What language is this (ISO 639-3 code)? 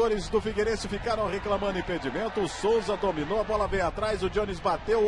por